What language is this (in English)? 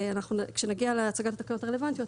Hebrew